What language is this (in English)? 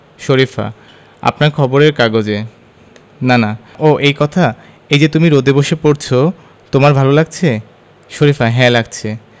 Bangla